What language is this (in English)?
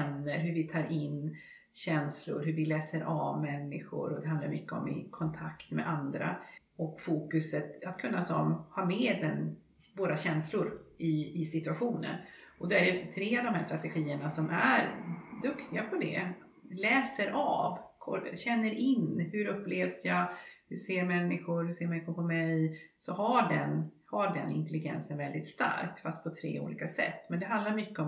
Swedish